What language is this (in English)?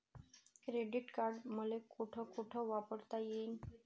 Marathi